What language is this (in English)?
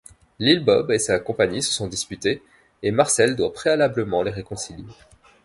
French